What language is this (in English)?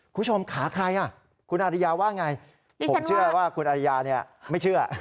Thai